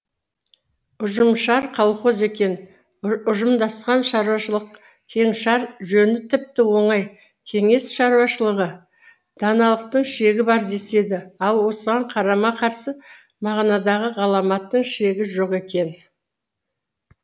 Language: Kazakh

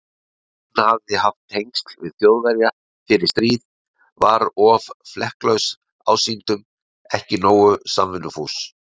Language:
Icelandic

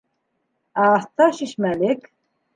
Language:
Bashkir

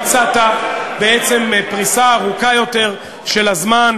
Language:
Hebrew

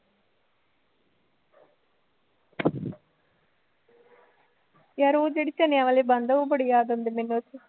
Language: Punjabi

